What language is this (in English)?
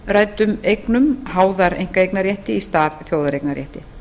Icelandic